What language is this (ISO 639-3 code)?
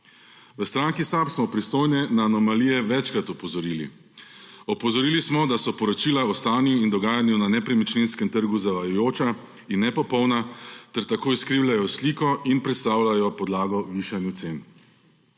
slv